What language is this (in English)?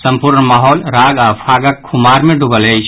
Maithili